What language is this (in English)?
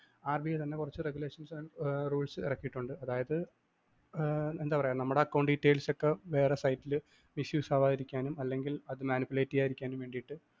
Malayalam